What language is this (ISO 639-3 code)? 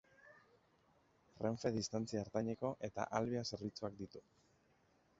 eus